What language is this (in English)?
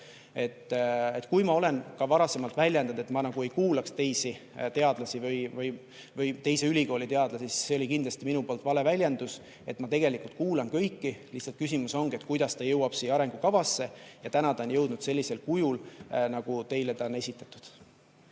Estonian